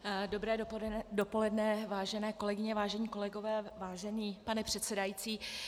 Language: Czech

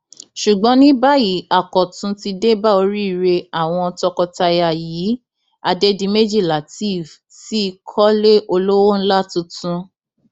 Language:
Yoruba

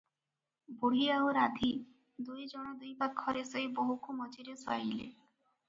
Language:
Odia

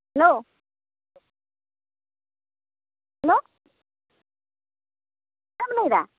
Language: Santali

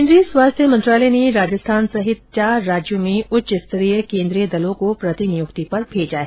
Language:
Hindi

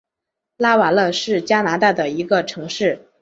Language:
Chinese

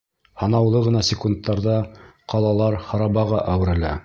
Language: Bashkir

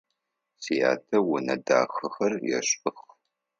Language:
Adyghe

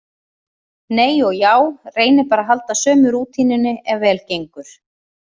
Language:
Icelandic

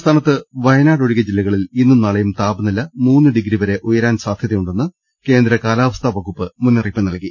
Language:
Malayalam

